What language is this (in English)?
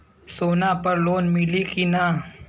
Bhojpuri